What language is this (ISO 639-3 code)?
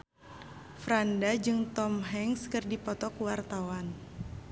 sun